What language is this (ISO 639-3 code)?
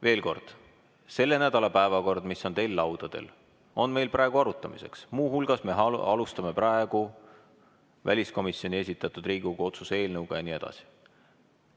est